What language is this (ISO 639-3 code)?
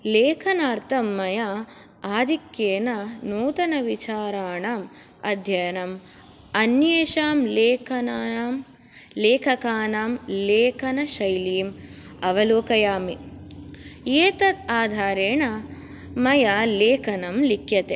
san